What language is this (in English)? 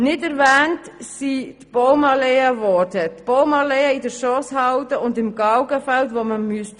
Swiss German